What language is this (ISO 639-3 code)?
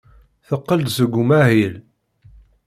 kab